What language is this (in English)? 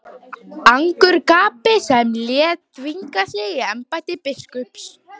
Icelandic